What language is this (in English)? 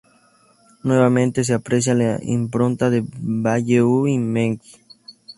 Spanish